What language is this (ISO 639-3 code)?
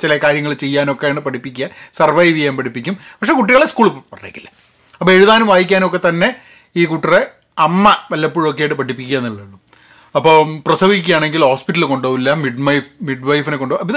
mal